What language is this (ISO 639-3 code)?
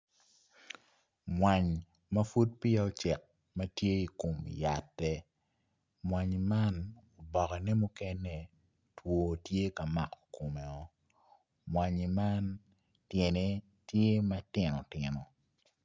ach